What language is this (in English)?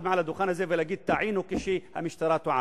Hebrew